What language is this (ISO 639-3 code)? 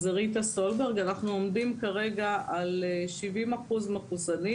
heb